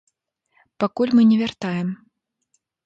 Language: Belarusian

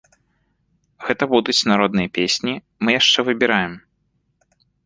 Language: Belarusian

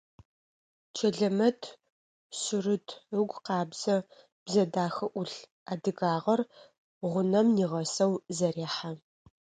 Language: Adyghe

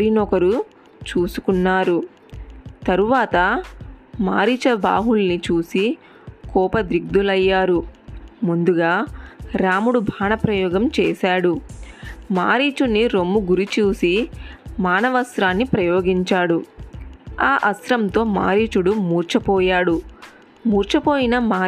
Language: Telugu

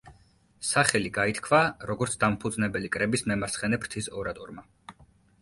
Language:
Georgian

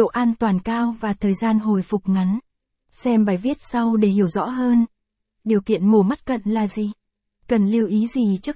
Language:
Vietnamese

